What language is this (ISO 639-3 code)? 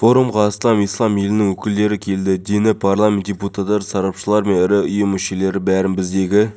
kaz